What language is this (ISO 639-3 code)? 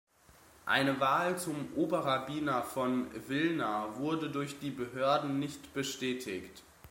deu